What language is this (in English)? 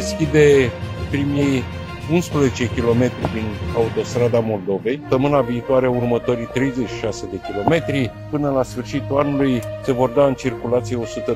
Romanian